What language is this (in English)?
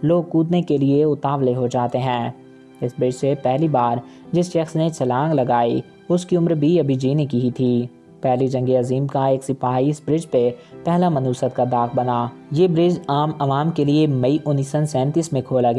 Urdu